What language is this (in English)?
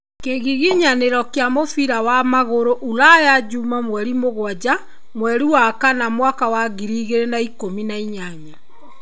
Kikuyu